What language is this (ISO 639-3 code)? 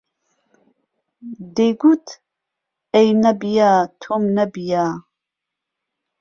ckb